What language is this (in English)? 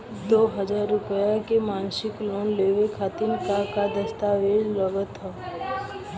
Bhojpuri